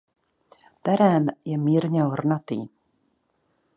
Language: Czech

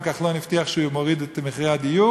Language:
Hebrew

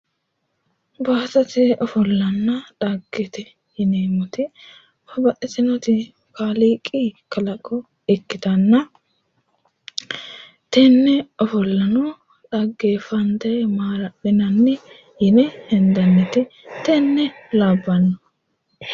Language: Sidamo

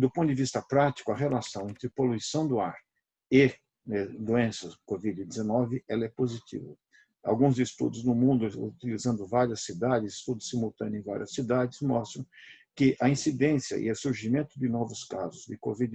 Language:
Portuguese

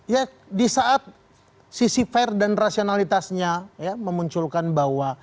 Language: Indonesian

